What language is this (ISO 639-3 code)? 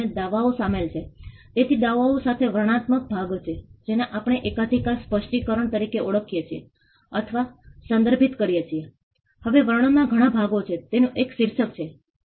guj